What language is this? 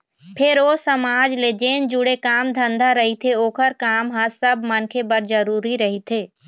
Chhattisgarhi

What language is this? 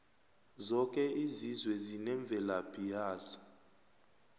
South Ndebele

